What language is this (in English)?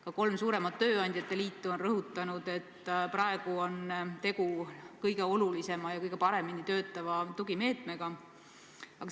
Estonian